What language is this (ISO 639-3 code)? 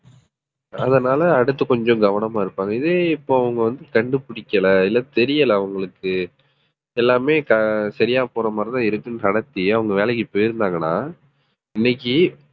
tam